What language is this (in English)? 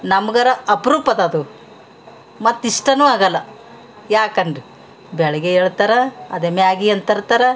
Kannada